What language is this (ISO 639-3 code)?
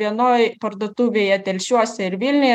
lit